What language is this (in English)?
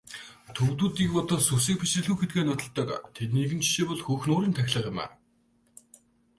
Mongolian